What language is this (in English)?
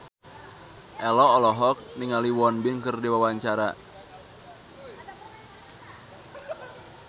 Sundanese